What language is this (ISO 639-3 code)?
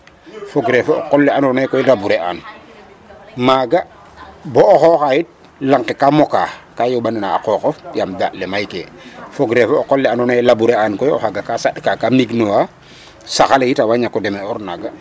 srr